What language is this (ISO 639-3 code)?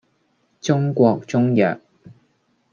yue